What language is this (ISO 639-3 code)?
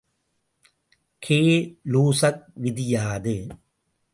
tam